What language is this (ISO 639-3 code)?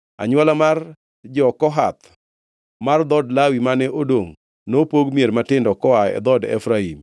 luo